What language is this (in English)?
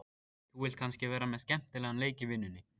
Icelandic